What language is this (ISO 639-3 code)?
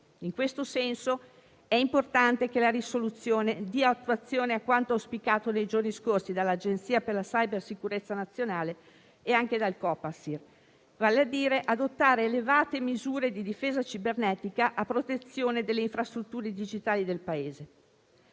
ita